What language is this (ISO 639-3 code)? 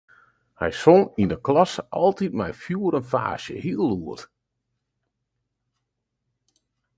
fry